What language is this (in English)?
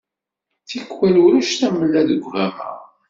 Kabyle